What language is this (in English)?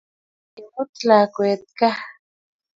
Kalenjin